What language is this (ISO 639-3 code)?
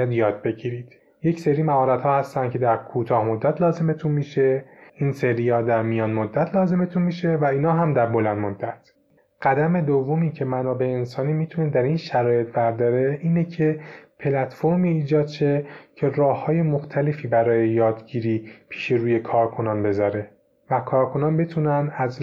fas